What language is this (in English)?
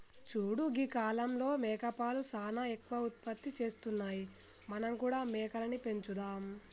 Telugu